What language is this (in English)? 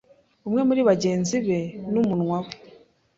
Kinyarwanda